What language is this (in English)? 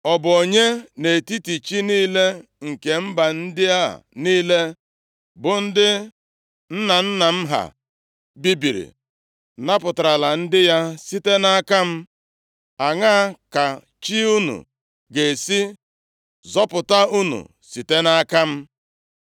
Igbo